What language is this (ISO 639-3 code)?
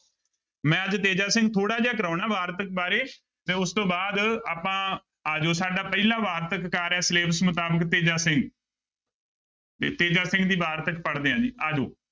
pan